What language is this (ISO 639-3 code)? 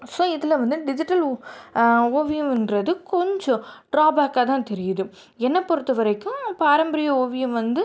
tam